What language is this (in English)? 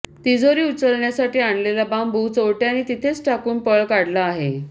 Marathi